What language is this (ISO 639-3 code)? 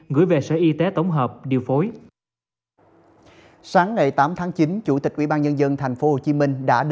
vie